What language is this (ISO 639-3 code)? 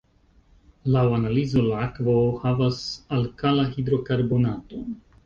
epo